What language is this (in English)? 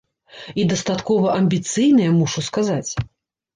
Belarusian